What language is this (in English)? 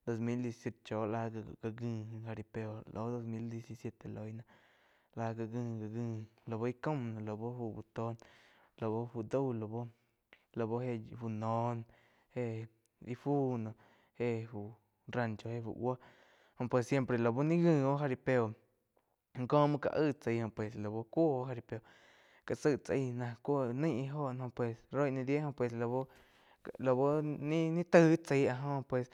Quiotepec Chinantec